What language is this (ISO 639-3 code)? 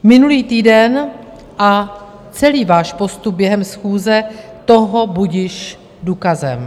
ces